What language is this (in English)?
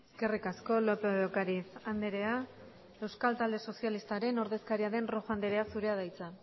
Basque